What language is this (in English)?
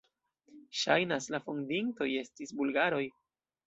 Esperanto